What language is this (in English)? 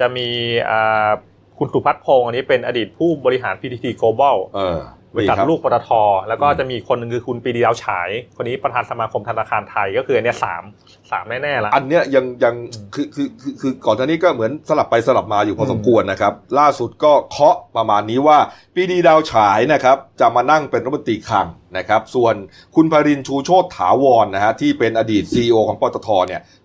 Thai